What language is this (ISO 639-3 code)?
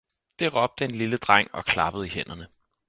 dan